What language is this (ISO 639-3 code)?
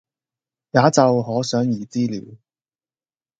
yue